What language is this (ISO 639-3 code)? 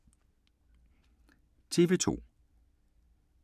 dan